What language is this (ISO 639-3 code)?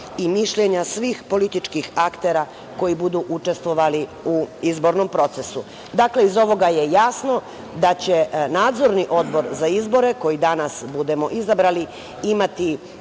srp